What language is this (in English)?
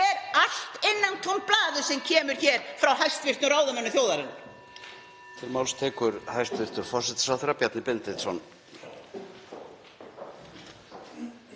Icelandic